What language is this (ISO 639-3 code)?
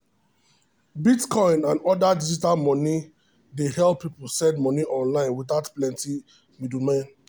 pcm